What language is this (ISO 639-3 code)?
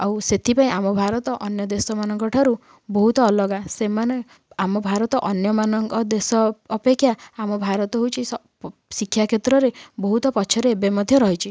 ori